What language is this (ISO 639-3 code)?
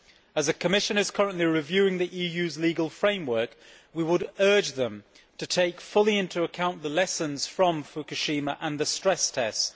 eng